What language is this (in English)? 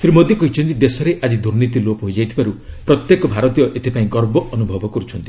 Odia